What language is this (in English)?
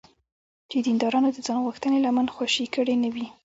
Pashto